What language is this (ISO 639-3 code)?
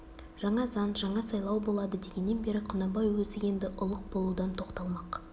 kaz